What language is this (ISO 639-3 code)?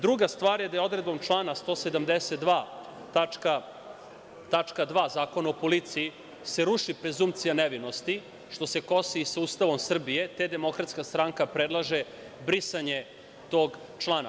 srp